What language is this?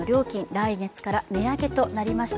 Japanese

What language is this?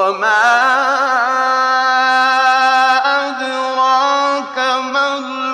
Arabic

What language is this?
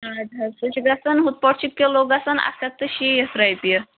Kashmiri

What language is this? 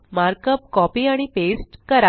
Marathi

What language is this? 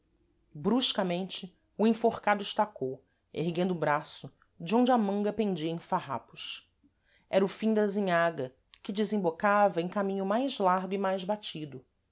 Portuguese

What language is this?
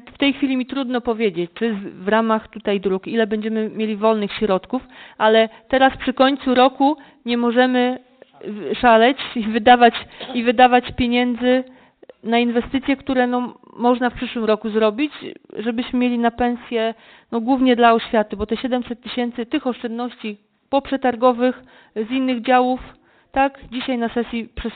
Polish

